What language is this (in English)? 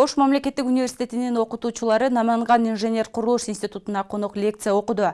Turkish